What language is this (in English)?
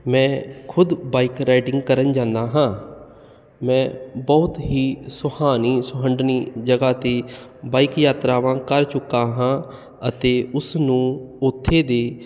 Punjabi